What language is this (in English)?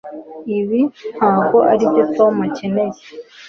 Kinyarwanda